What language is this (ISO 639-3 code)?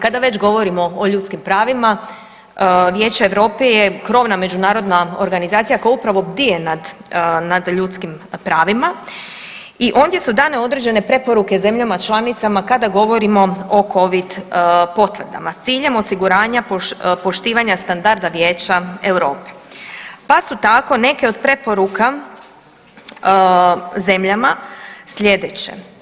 hrv